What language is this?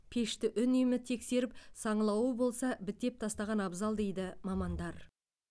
Kazakh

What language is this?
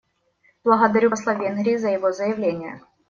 Russian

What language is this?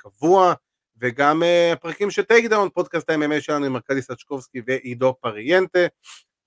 Hebrew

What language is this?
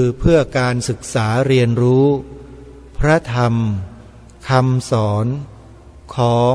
Thai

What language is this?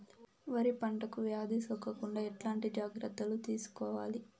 Telugu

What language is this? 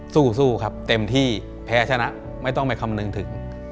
Thai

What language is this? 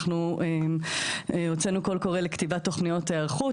Hebrew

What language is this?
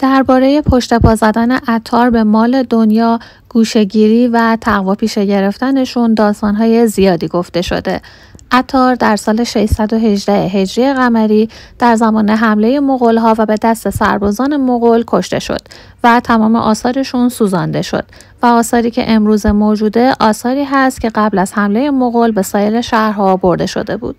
Persian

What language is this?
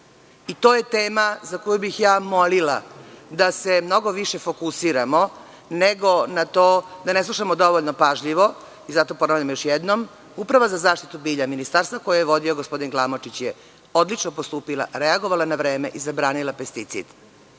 Serbian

